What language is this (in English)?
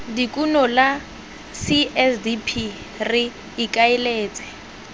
Tswana